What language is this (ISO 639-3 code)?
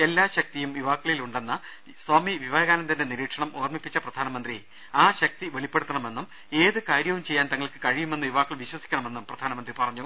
mal